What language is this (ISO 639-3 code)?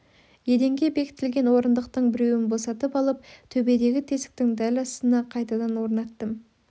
kaz